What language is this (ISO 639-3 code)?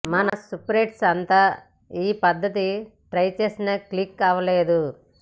tel